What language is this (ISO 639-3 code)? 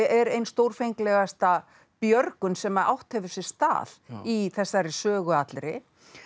isl